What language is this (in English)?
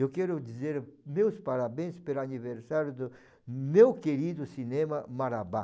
Portuguese